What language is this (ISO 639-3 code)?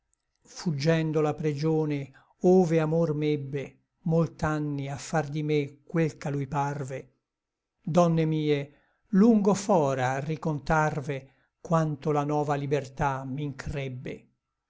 ita